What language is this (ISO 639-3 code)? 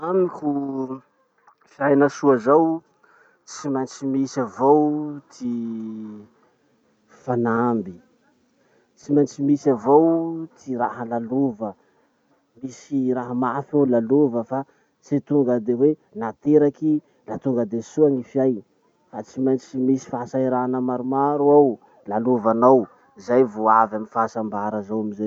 msh